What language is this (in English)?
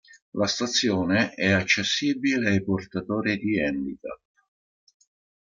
Italian